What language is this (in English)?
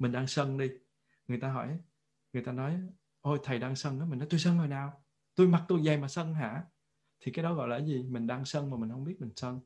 Vietnamese